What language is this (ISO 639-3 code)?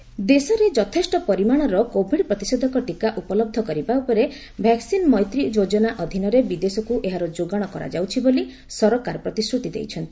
ori